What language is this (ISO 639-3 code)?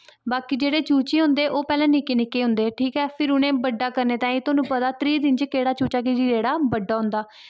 doi